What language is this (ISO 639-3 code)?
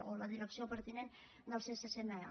cat